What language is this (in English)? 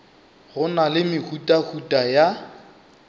Northern Sotho